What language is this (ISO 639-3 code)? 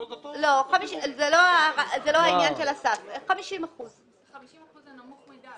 heb